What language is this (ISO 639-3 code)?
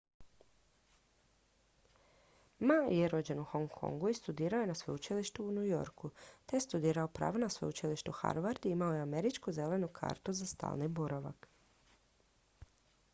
hrv